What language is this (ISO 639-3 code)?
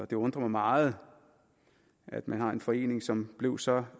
dan